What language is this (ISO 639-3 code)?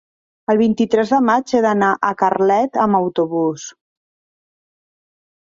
cat